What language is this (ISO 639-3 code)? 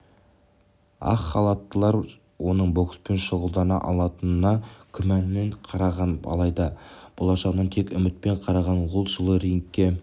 kaz